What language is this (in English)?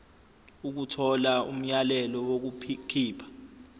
Zulu